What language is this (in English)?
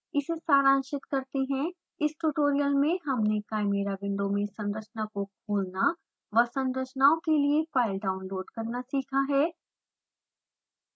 Hindi